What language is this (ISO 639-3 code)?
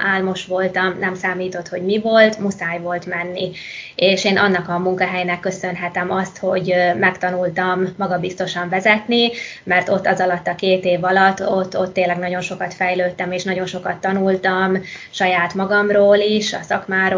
hun